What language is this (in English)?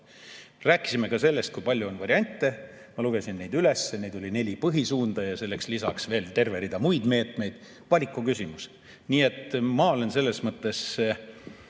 Estonian